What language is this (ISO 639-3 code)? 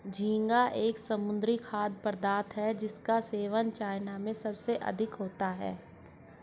hin